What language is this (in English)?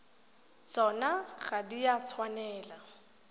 Tswana